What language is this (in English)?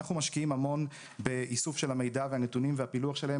Hebrew